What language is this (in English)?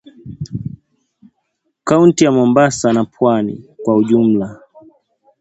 Swahili